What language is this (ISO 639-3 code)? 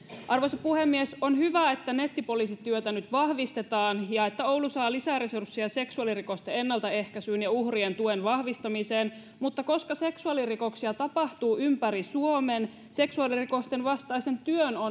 fin